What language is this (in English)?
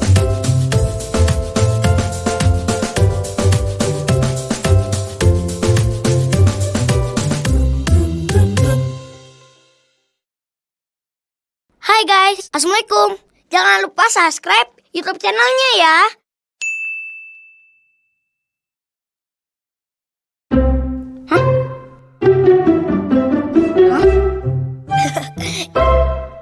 Indonesian